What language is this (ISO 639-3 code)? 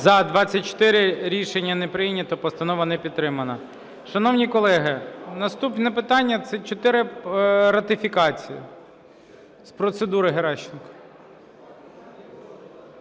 ukr